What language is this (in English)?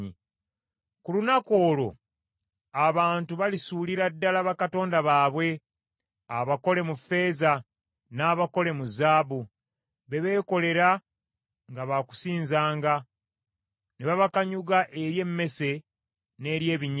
Ganda